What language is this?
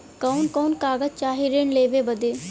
Bhojpuri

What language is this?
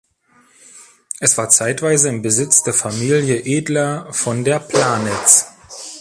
German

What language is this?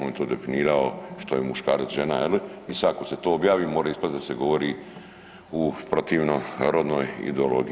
Croatian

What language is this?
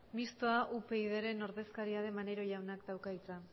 Basque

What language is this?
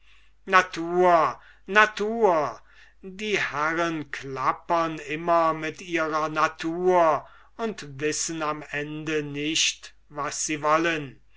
German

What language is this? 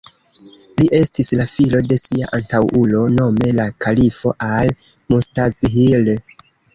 Esperanto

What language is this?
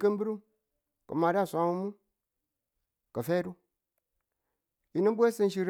Tula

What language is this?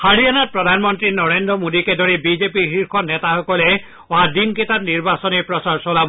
Assamese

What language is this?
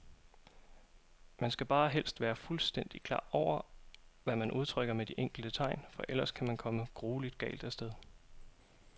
Danish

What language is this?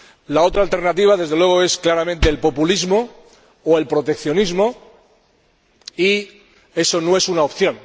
Spanish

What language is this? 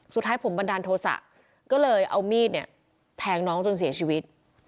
Thai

